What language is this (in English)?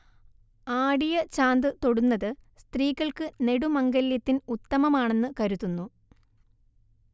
Malayalam